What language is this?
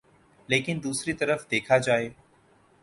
Urdu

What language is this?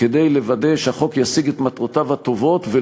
Hebrew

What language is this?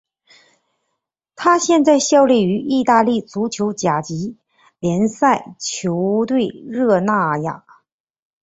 Chinese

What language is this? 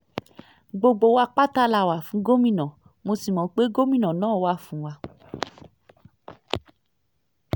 Yoruba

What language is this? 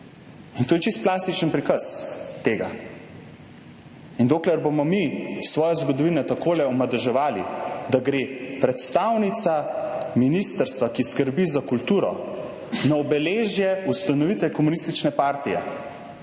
Slovenian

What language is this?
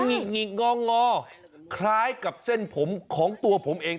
Thai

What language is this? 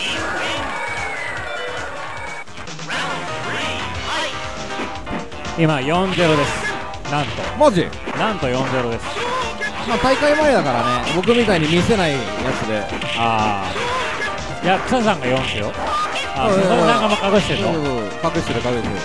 Japanese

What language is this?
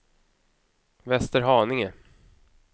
Swedish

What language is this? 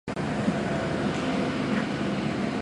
Chinese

